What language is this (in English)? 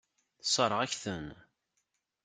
Kabyle